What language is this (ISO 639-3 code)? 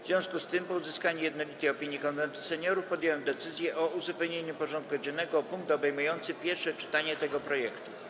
pol